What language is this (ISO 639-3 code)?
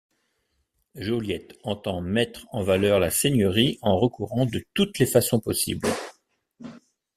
fra